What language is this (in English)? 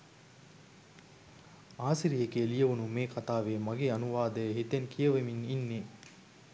Sinhala